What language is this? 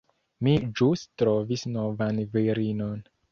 Esperanto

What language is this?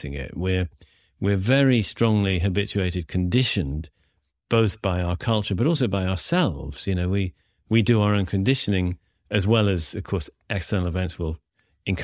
English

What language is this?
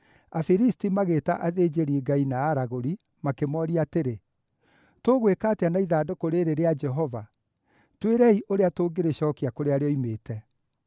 Kikuyu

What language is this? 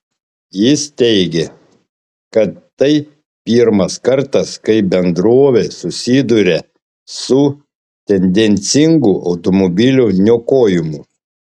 Lithuanian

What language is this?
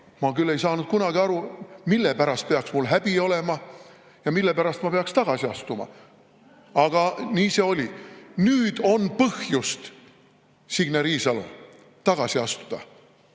Estonian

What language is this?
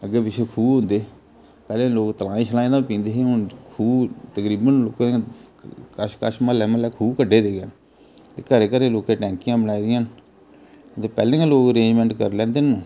Dogri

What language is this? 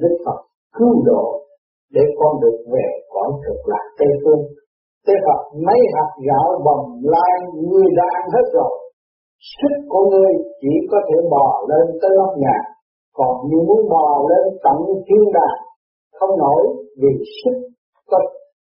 Vietnamese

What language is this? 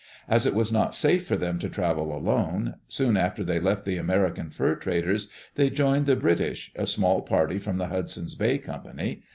English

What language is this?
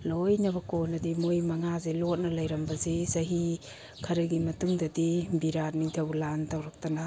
Manipuri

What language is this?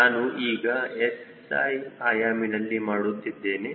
Kannada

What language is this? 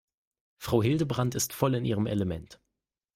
German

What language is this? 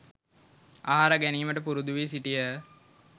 Sinhala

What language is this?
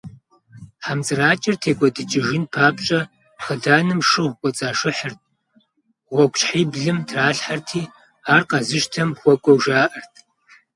Kabardian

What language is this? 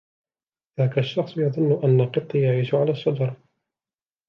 Arabic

